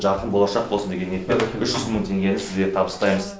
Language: Kazakh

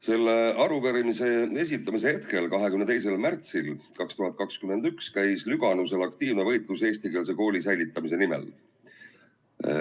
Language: Estonian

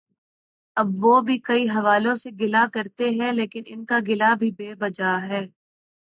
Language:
Urdu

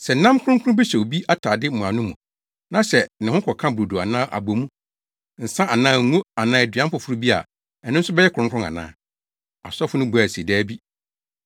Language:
Akan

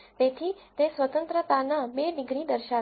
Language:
Gujarati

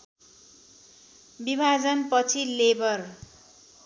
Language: Nepali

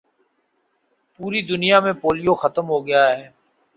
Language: Urdu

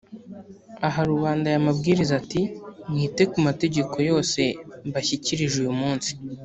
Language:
Kinyarwanda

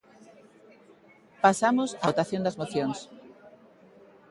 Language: Galician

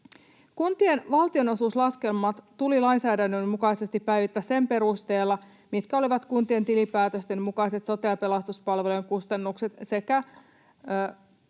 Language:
Finnish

